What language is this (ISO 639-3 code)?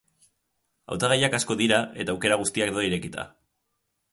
eus